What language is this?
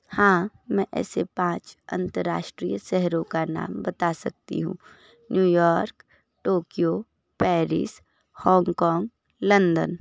Hindi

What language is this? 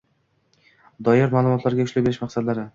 Uzbek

